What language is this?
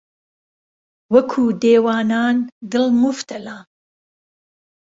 Central Kurdish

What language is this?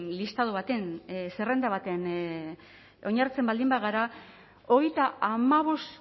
Basque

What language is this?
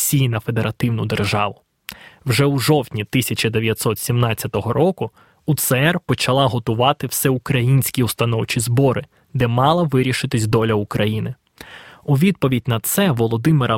Ukrainian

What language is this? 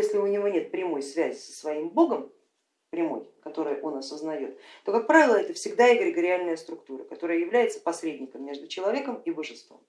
Russian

